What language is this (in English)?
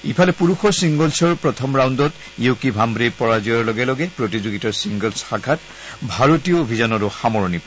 Assamese